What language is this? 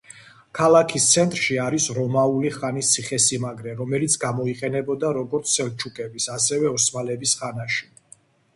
Georgian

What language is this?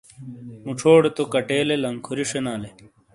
Shina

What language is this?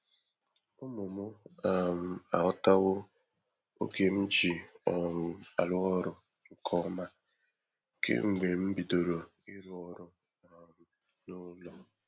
Igbo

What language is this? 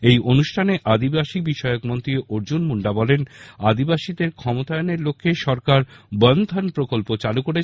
Bangla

